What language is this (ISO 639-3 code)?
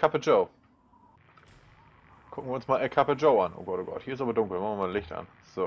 deu